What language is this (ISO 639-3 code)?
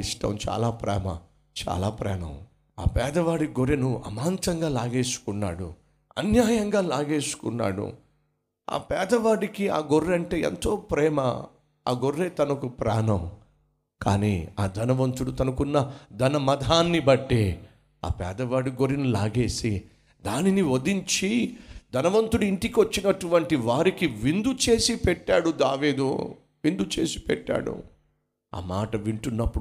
tel